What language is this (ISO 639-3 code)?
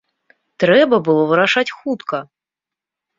bel